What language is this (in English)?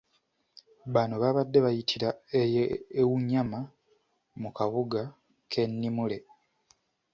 Ganda